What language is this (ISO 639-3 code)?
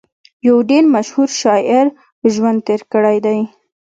pus